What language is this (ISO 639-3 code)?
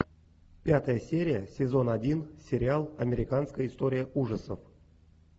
rus